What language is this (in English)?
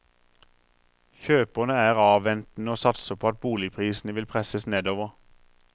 Norwegian